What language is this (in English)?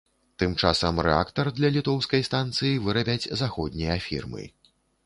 Belarusian